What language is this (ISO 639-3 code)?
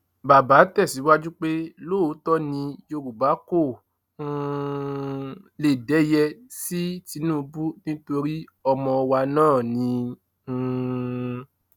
yor